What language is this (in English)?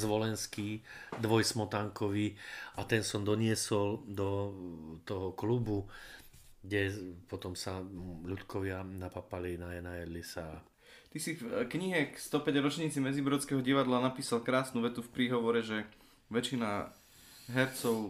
Slovak